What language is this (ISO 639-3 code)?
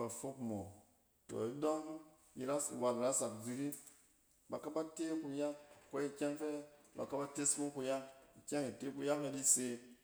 cen